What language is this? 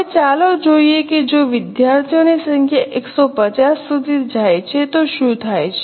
Gujarati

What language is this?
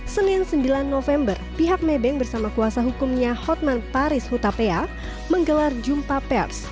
Indonesian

